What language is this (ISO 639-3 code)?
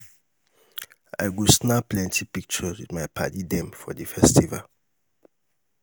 pcm